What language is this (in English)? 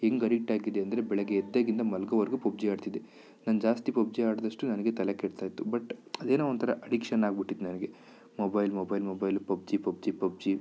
Kannada